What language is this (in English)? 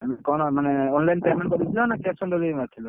Odia